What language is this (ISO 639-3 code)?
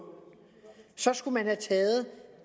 dan